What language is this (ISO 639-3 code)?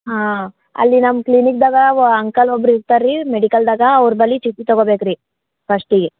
kan